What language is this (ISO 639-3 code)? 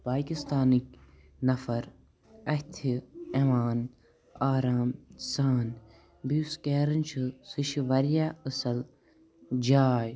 kas